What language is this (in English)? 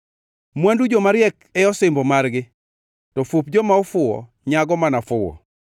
Luo (Kenya and Tanzania)